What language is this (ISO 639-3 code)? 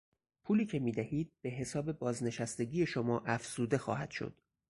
fas